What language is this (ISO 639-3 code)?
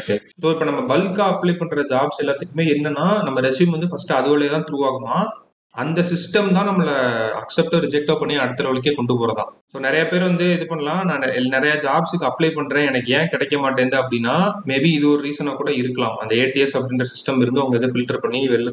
tam